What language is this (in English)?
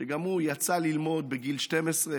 Hebrew